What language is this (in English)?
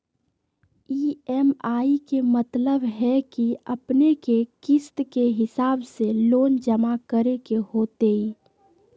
Magahi